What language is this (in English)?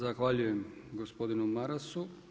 Croatian